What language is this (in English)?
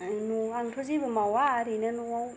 Bodo